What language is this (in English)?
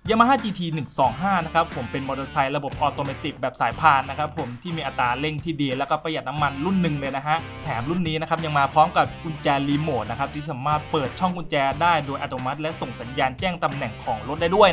Thai